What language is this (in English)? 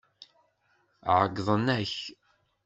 Kabyle